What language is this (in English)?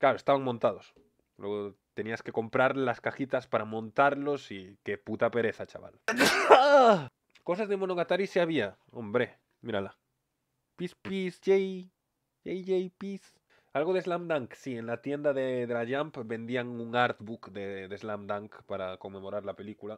Spanish